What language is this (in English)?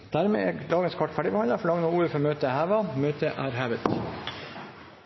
Norwegian Bokmål